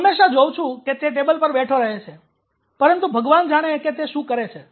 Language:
Gujarati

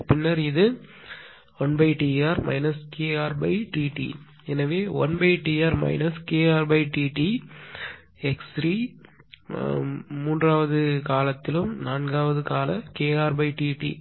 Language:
Tamil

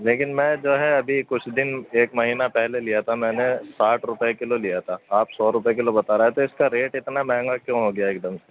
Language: Urdu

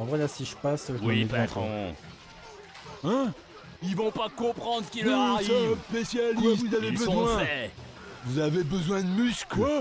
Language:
French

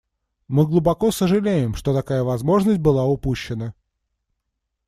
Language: Russian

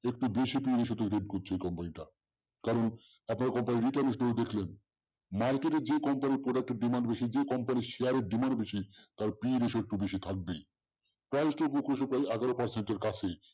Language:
Bangla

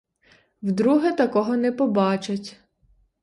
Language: Ukrainian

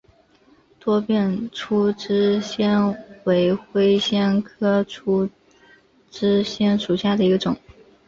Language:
Chinese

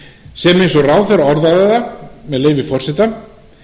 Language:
Icelandic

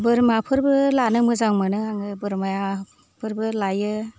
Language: Bodo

